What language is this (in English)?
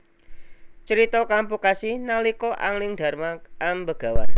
Javanese